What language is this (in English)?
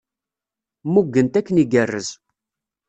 Kabyle